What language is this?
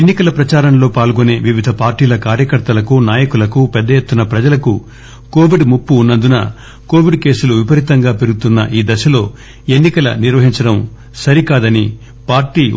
Telugu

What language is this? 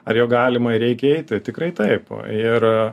Lithuanian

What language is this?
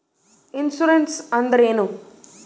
Kannada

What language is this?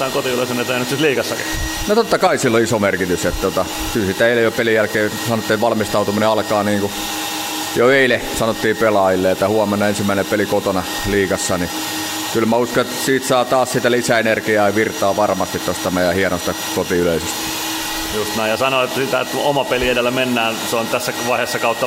Finnish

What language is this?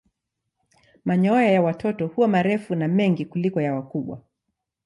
Swahili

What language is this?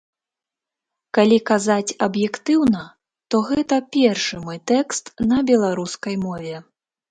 Belarusian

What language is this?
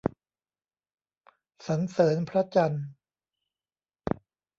Thai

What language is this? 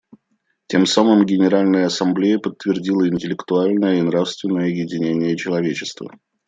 Russian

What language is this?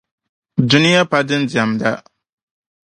Dagbani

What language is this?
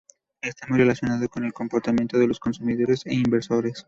Spanish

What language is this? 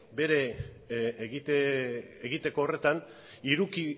Basque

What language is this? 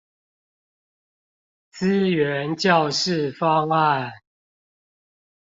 Chinese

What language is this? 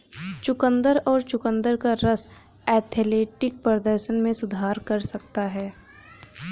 Hindi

